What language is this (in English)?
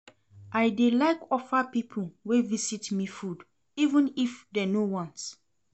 Nigerian Pidgin